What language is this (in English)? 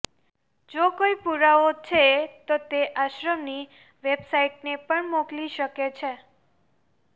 Gujarati